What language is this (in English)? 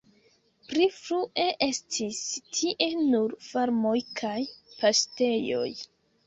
Esperanto